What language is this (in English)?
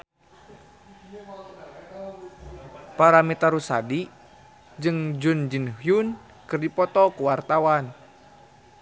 Sundanese